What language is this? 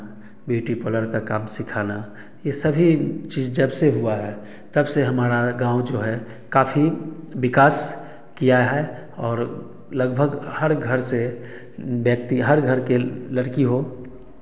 Hindi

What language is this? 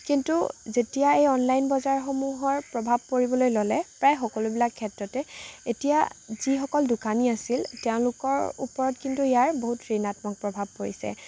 Assamese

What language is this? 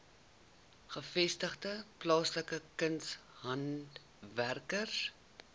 Afrikaans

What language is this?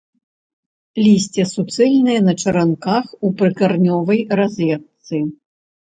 Belarusian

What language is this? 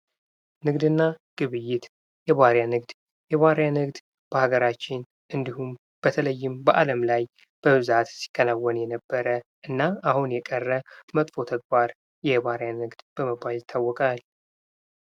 Amharic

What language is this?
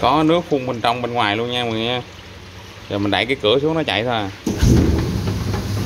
Vietnamese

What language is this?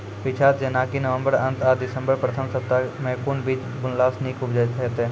Maithili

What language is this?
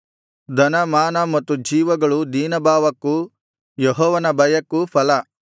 Kannada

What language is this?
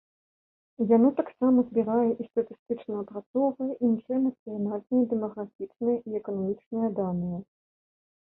Belarusian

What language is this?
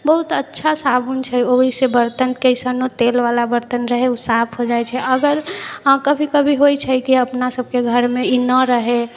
Maithili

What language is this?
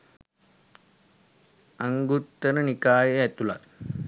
Sinhala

